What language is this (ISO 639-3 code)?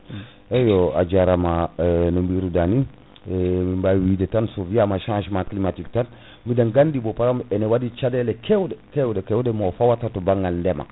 ful